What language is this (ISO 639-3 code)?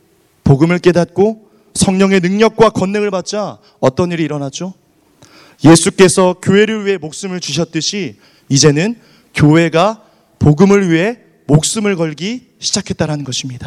kor